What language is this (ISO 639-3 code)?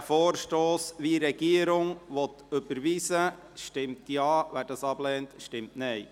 gsw